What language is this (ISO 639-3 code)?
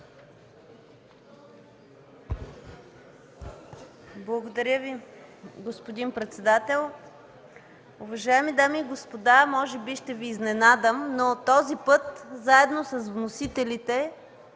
bul